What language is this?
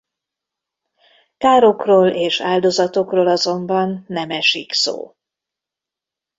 Hungarian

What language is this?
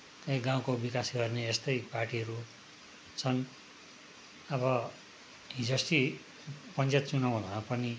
Nepali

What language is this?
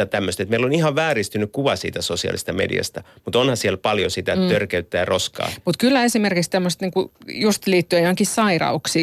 Finnish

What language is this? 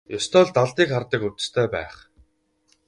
Mongolian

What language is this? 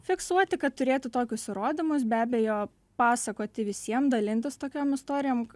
Lithuanian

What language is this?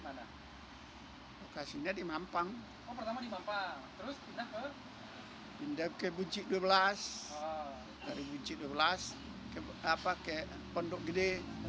Indonesian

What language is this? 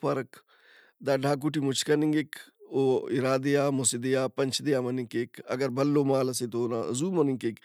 Brahui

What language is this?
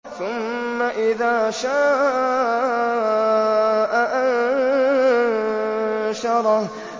Arabic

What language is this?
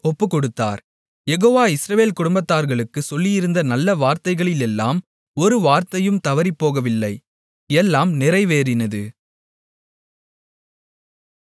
Tamil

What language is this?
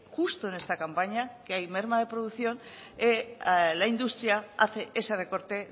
Spanish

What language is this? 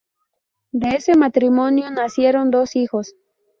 Spanish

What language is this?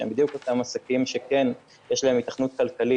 Hebrew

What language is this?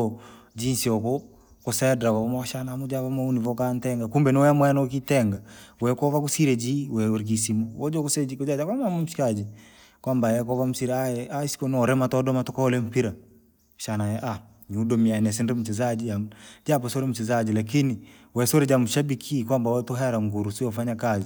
Langi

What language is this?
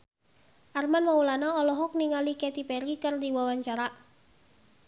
Sundanese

